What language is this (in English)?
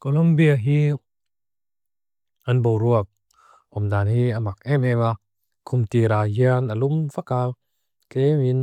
Mizo